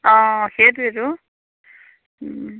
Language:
Assamese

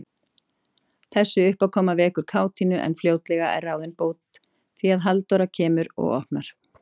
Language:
Icelandic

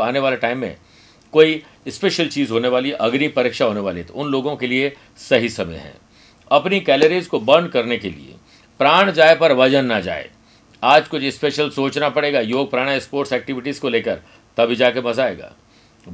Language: Hindi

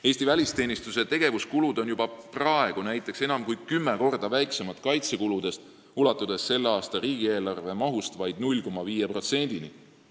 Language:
Estonian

